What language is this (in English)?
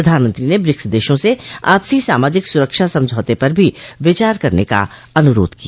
Hindi